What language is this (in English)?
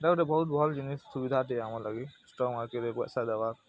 Odia